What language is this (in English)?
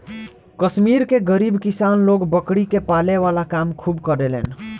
Bhojpuri